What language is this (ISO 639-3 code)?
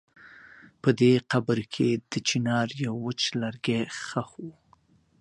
pus